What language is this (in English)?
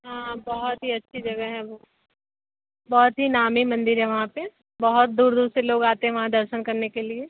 Hindi